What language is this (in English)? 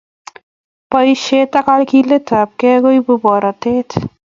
Kalenjin